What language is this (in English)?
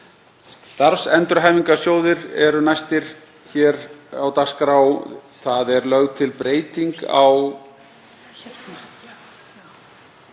Icelandic